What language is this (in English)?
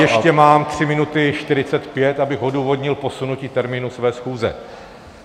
Czech